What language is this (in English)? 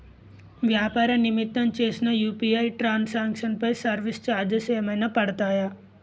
Telugu